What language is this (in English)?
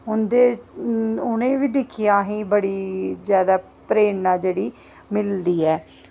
Dogri